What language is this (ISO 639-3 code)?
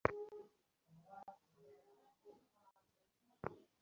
ben